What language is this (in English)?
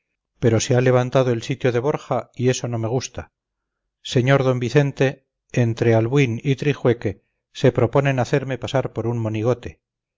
Spanish